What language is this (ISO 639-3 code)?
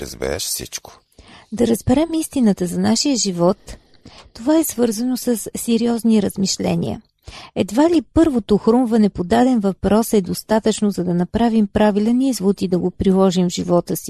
bul